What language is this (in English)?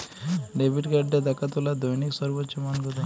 Bangla